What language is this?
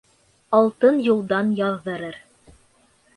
Bashkir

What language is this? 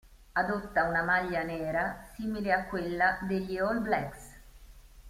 Italian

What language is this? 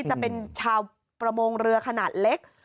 Thai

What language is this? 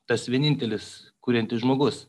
Lithuanian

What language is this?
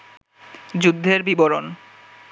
Bangla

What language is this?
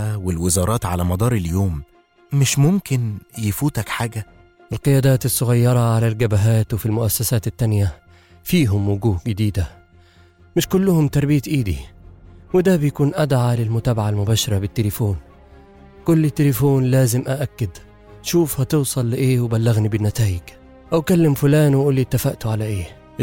Arabic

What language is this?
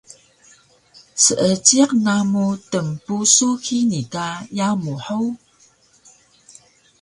Taroko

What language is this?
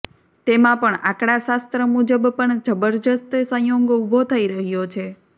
Gujarati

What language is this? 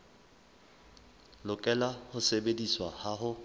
Southern Sotho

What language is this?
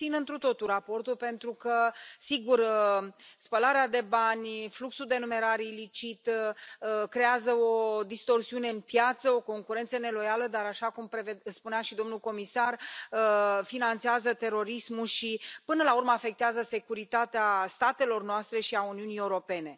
Romanian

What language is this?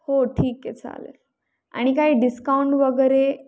Marathi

